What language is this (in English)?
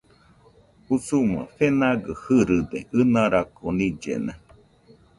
Nüpode Huitoto